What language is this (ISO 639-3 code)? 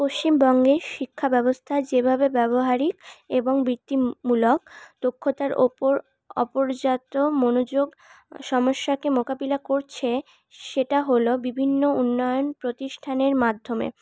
ben